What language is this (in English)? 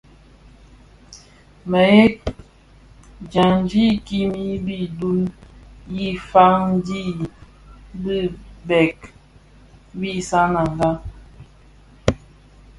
Bafia